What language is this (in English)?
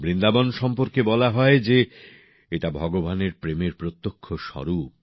Bangla